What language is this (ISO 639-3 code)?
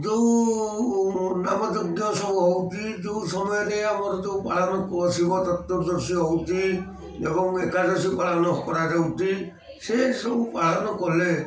ori